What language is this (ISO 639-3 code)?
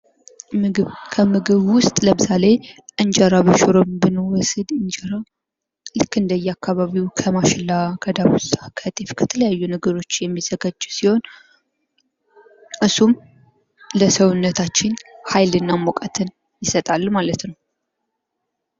amh